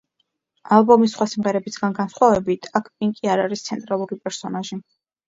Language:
Georgian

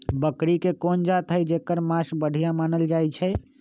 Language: Magahi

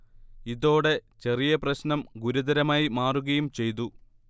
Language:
Malayalam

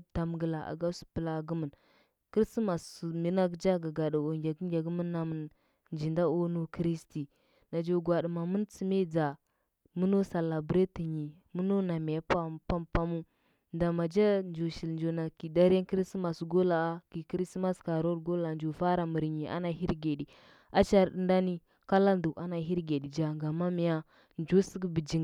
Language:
Huba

